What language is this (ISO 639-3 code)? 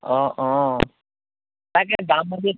asm